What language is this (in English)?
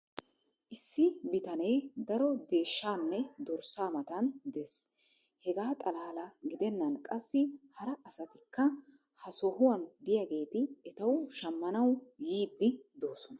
Wolaytta